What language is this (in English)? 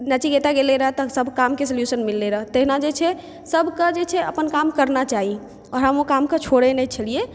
Maithili